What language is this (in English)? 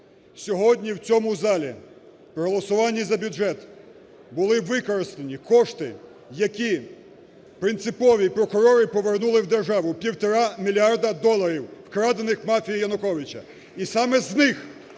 Ukrainian